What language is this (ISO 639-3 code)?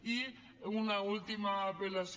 cat